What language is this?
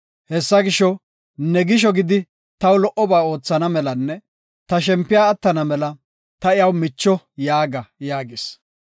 Gofa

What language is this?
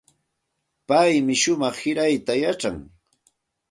Santa Ana de Tusi Pasco Quechua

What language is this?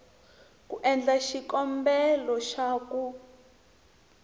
Tsonga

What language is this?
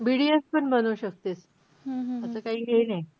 Marathi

